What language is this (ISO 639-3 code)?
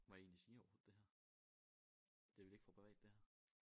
dan